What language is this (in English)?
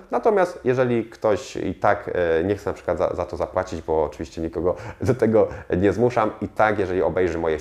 Polish